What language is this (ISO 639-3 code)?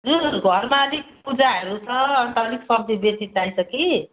nep